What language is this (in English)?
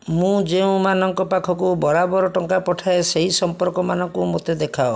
Odia